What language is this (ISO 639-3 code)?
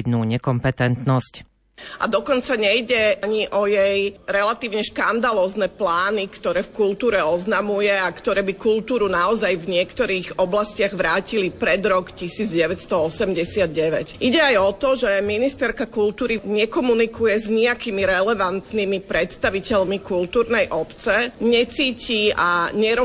slk